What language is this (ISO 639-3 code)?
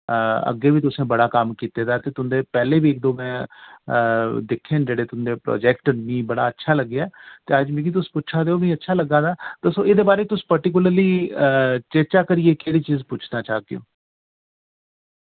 doi